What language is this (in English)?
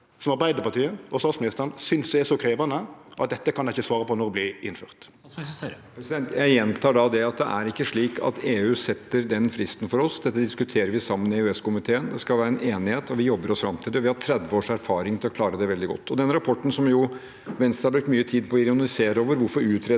Norwegian